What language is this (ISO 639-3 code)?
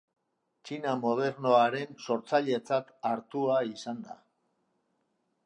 eus